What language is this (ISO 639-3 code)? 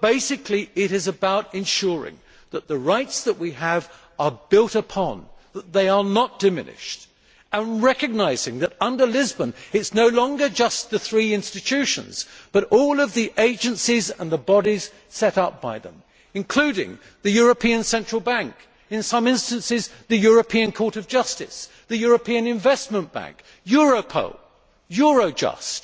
eng